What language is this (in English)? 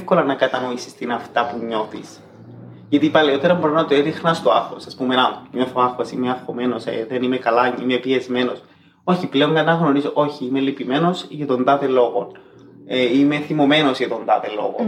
Greek